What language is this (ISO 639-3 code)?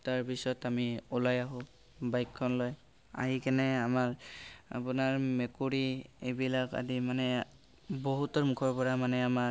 asm